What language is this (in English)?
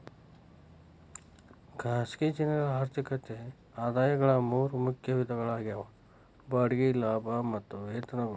Kannada